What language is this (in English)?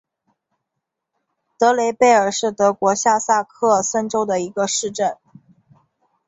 Chinese